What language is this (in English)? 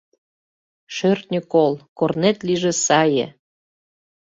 Mari